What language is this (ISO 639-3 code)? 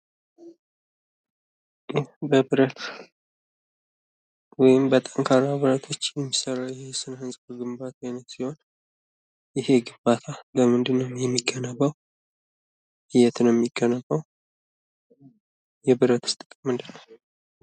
amh